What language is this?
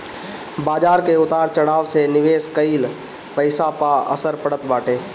Bhojpuri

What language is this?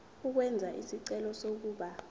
Zulu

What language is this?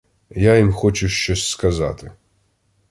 Ukrainian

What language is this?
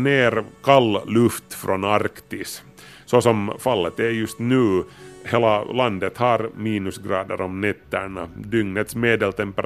Swedish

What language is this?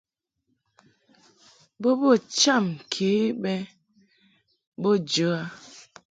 Mungaka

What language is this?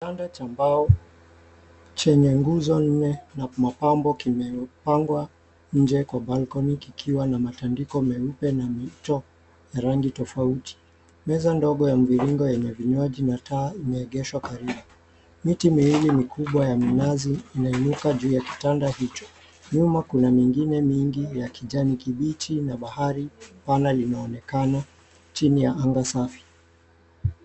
Swahili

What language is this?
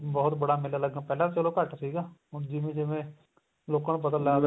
Punjabi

